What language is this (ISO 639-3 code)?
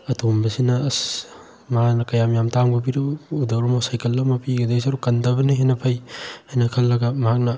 mni